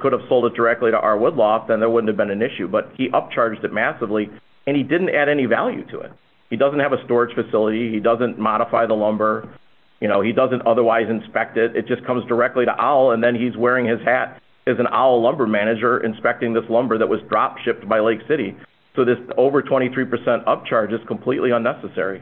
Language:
English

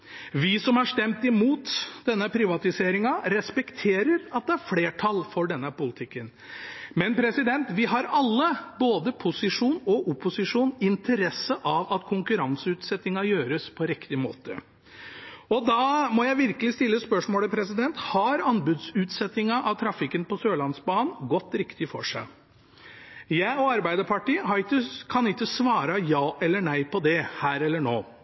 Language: Norwegian Bokmål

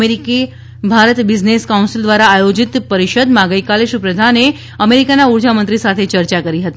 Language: Gujarati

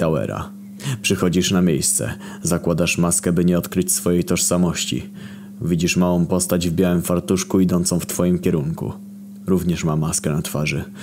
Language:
Polish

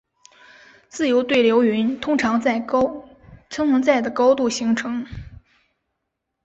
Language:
Chinese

